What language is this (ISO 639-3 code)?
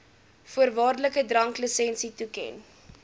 afr